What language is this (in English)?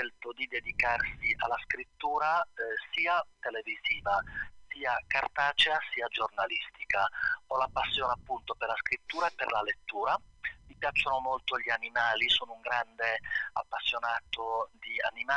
Italian